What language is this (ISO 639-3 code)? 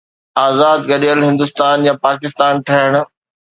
snd